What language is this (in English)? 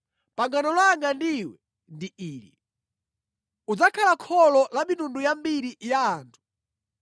Nyanja